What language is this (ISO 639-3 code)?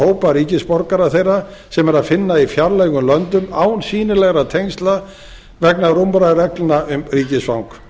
isl